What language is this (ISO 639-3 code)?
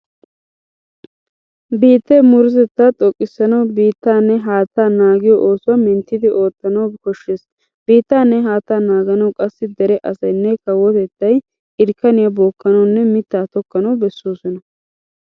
wal